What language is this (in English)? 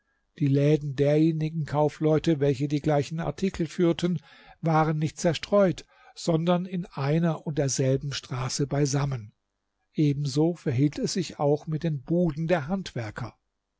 German